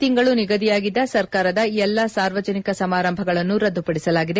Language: Kannada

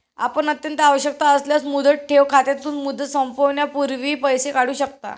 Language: Marathi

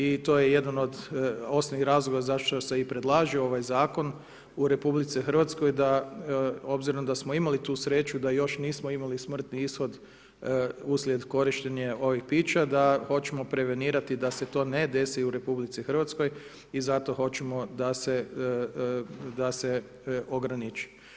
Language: Croatian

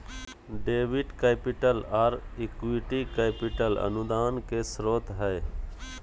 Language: Magahi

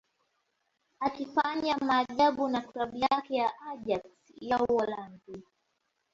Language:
Swahili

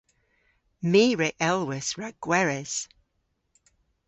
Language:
Cornish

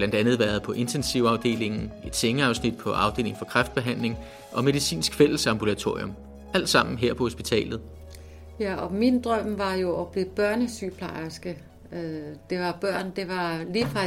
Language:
Danish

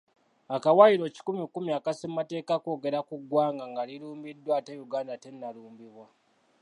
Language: Ganda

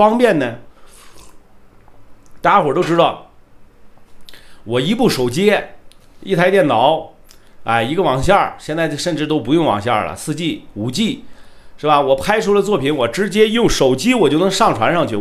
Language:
Chinese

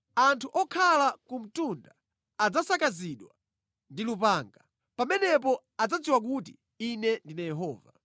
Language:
Nyanja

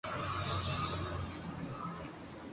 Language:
Urdu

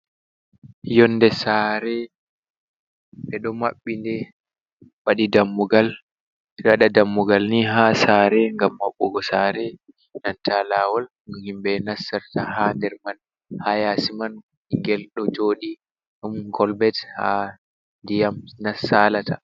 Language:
Fula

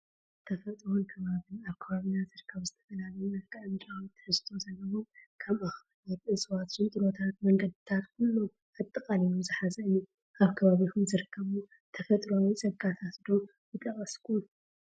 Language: Tigrinya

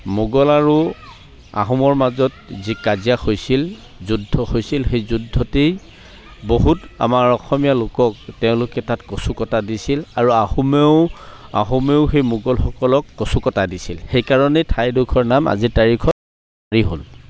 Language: Assamese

